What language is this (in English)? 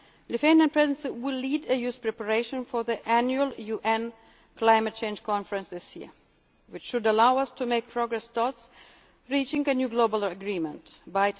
English